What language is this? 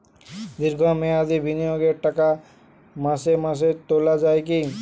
Bangla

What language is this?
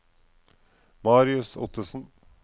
Norwegian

